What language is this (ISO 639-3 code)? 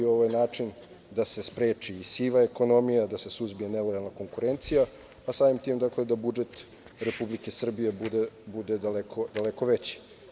srp